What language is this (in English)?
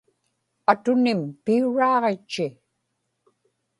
Inupiaq